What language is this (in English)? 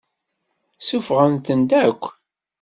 Kabyle